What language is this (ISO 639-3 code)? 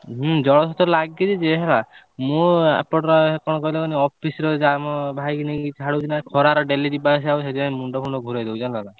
ori